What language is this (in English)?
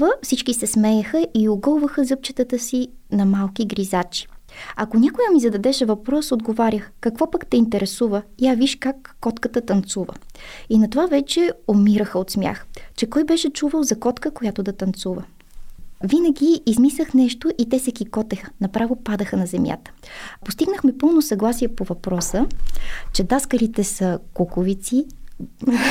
Bulgarian